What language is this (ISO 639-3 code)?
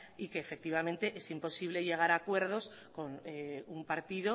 spa